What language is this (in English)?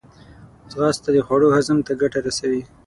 Pashto